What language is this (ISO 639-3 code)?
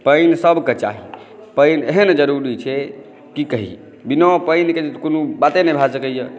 mai